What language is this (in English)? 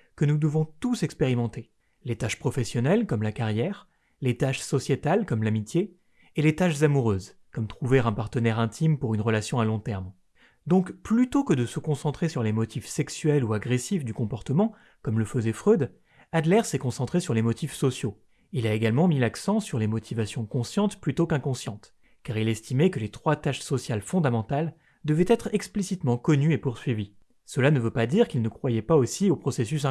French